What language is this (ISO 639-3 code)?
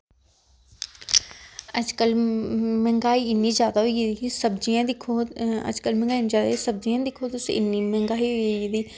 doi